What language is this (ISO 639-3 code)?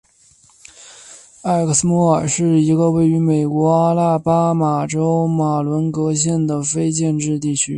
zho